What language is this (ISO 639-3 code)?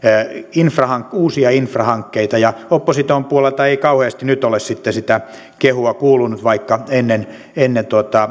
fin